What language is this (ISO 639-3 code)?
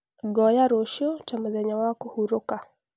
kik